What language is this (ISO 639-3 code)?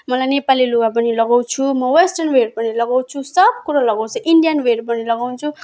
nep